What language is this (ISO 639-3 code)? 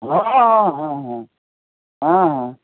ori